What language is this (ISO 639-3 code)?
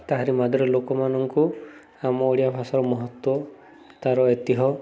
ori